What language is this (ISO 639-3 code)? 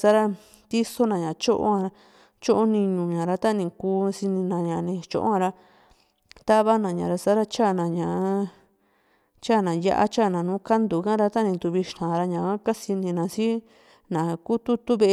vmc